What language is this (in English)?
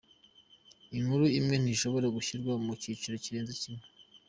Kinyarwanda